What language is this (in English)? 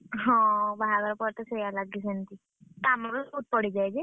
Odia